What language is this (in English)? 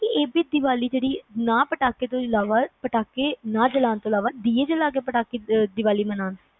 Punjabi